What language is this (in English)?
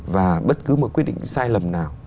Vietnamese